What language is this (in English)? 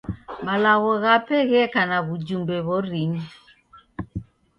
Taita